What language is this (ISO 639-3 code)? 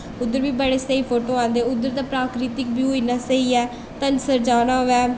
doi